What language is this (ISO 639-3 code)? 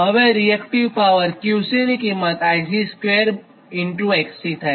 guj